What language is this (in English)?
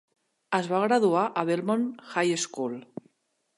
Catalan